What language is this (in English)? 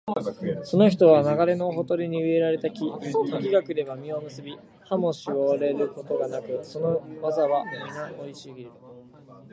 Japanese